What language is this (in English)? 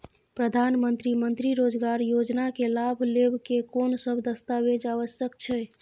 Maithili